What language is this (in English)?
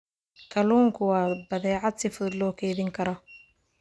Somali